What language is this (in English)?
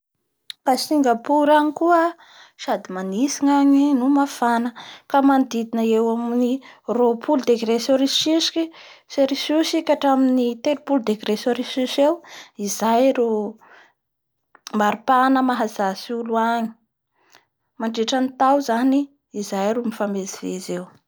Bara Malagasy